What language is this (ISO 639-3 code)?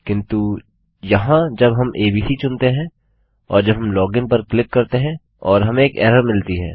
hin